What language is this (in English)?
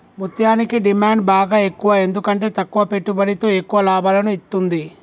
Telugu